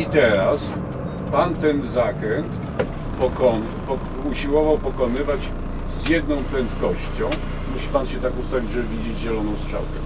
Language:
Polish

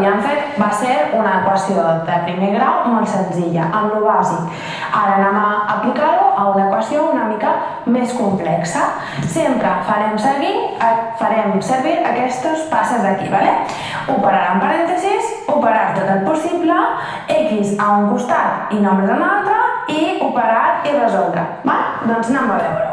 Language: Catalan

